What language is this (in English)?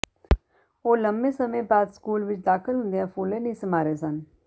Punjabi